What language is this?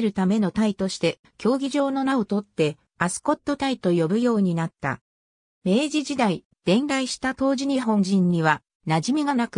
Japanese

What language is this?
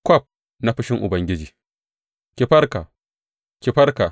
Hausa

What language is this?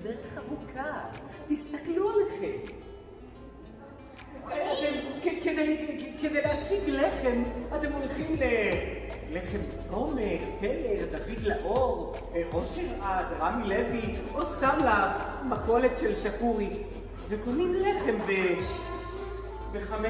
Hebrew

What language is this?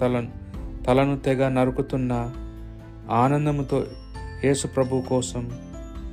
Telugu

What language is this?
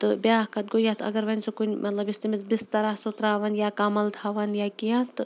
Kashmiri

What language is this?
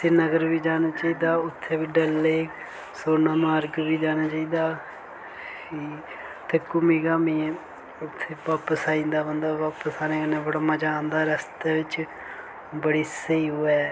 Dogri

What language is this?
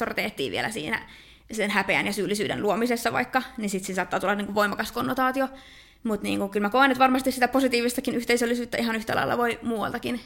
Finnish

